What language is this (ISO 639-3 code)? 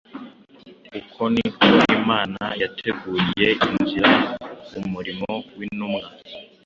kin